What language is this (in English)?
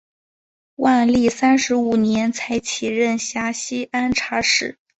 Chinese